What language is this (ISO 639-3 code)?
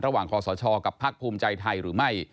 tha